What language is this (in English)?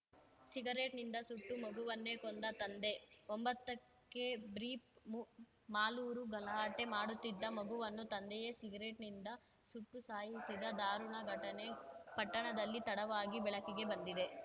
Kannada